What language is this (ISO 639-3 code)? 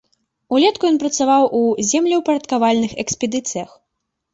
bel